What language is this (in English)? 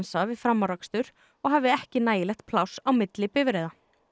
Icelandic